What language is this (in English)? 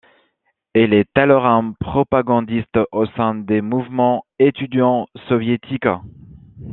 French